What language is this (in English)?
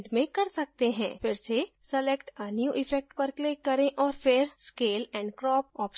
Hindi